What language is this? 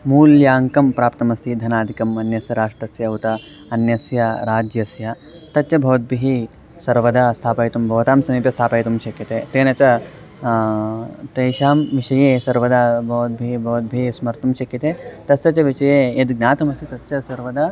Sanskrit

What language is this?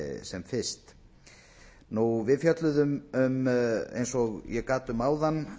Icelandic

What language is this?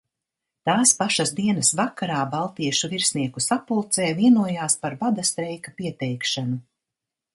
Latvian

